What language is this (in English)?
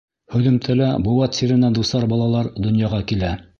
Bashkir